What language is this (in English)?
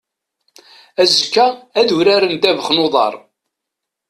Kabyle